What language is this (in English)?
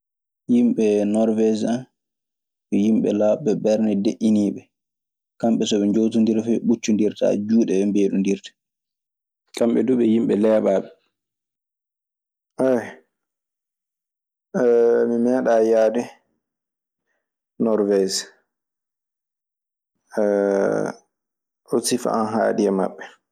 Maasina Fulfulde